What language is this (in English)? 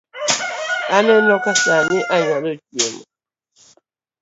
Luo (Kenya and Tanzania)